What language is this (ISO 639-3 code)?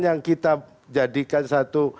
ind